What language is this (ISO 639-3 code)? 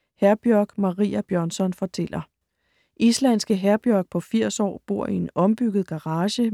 dan